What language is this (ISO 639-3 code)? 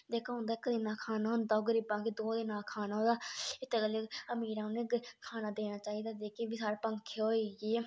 doi